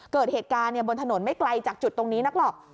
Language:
Thai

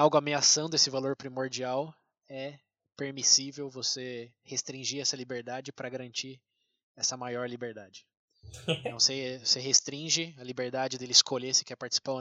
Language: Portuguese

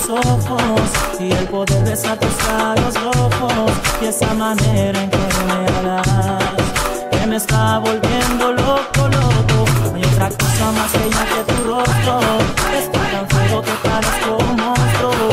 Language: Romanian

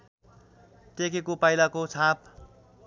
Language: Nepali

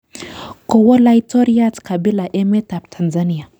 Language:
Kalenjin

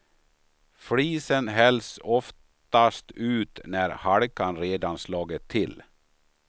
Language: Swedish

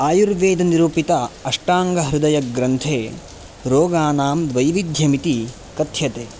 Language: Sanskrit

